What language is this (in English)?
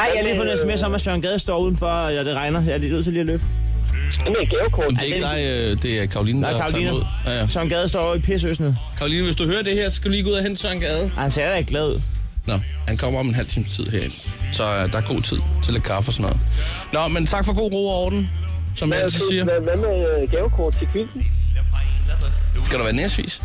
Danish